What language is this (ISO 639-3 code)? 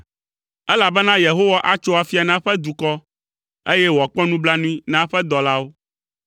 ewe